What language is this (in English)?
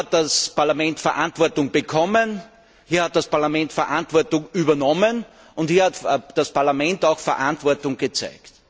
German